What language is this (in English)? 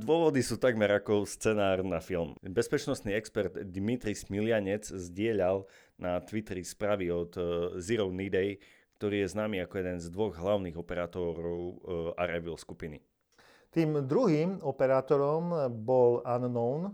Slovak